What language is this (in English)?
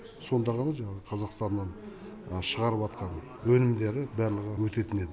Kazakh